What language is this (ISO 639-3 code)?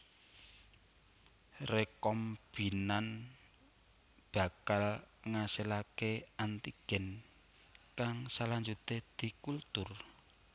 jav